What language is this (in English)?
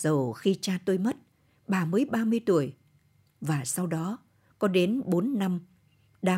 Vietnamese